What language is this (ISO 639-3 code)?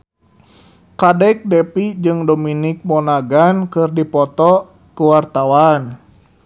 sun